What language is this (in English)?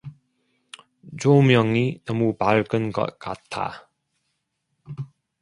Korean